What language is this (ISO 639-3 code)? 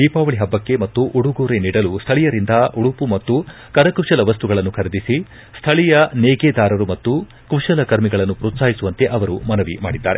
kan